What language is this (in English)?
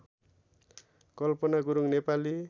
Nepali